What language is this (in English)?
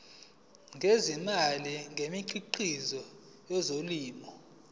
Zulu